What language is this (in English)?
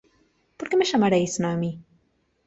Spanish